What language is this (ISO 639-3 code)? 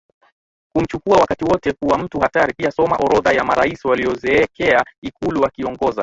swa